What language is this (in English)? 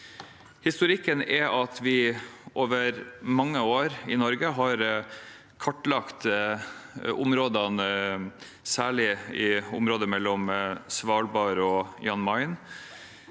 Norwegian